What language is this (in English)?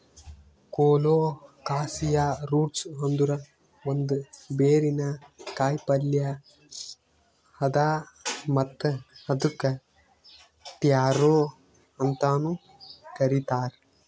Kannada